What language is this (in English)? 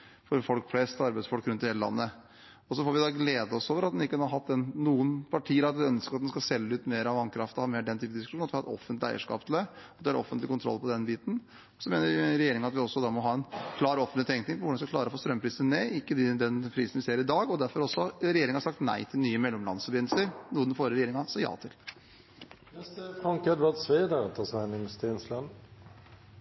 Norwegian